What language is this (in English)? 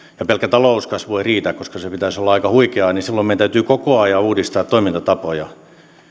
Finnish